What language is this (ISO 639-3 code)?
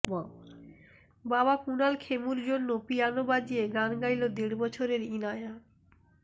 ben